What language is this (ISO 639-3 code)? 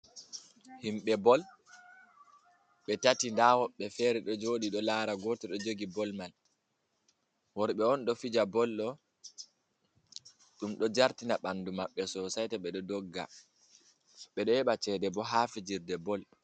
ful